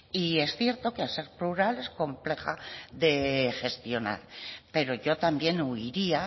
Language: Spanish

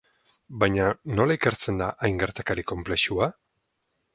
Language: Basque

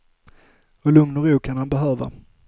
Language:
Swedish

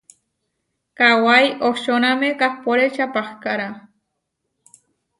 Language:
Huarijio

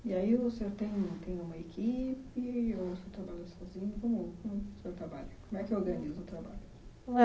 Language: Portuguese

